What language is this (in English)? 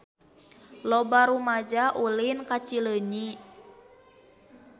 Sundanese